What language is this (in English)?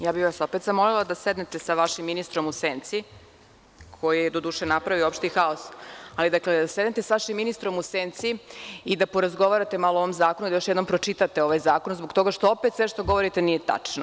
Serbian